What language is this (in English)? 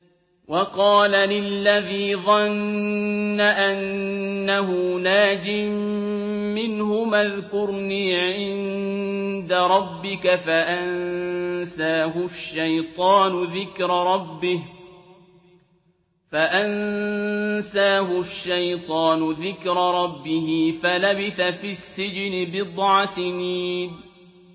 Arabic